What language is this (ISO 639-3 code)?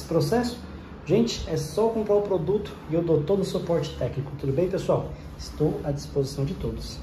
por